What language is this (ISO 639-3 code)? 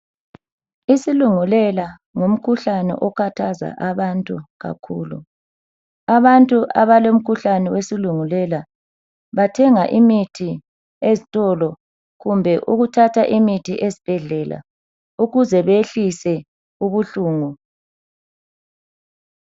nde